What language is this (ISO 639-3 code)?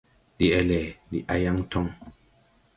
tui